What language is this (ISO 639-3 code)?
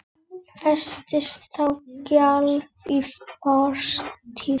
isl